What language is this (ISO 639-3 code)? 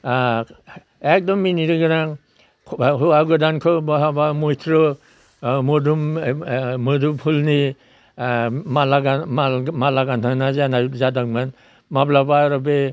brx